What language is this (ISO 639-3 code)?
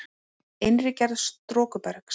isl